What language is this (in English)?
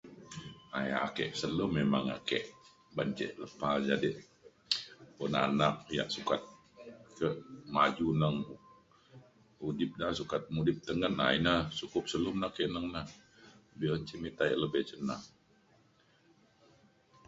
Mainstream Kenyah